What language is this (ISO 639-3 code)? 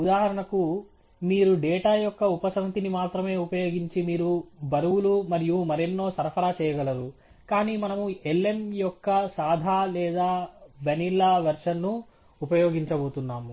tel